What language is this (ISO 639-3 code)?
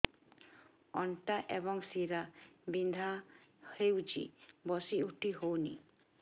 ori